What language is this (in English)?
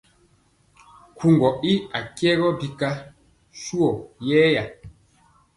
Mpiemo